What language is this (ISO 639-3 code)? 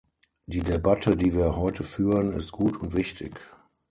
deu